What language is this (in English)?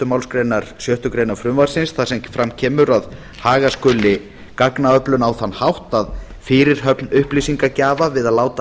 Icelandic